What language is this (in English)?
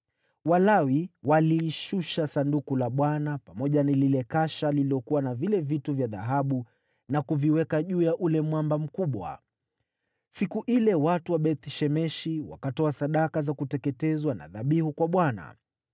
Swahili